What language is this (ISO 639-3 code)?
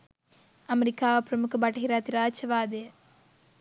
sin